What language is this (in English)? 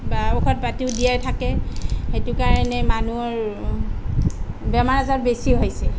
Assamese